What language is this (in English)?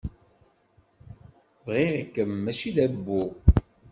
Kabyle